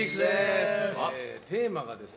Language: Japanese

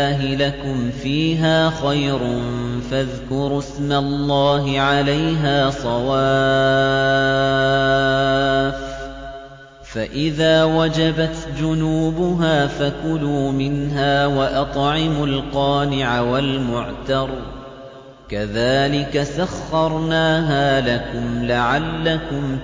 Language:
Arabic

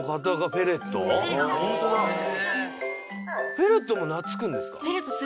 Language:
Japanese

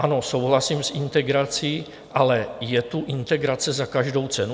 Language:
Czech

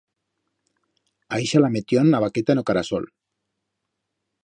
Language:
Aragonese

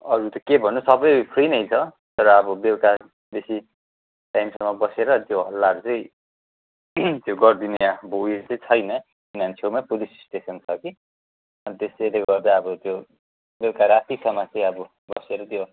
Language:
Nepali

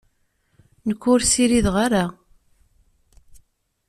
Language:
Kabyle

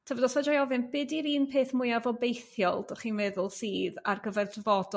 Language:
Welsh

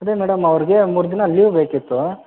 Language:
Kannada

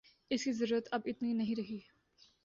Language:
Urdu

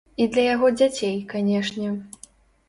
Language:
Belarusian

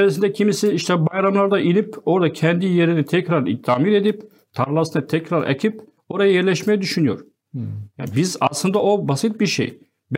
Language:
Turkish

